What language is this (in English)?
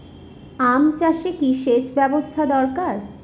Bangla